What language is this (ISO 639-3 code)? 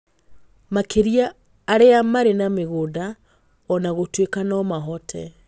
kik